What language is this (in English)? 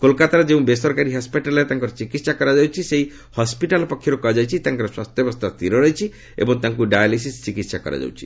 Odia